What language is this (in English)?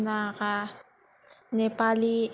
Bodo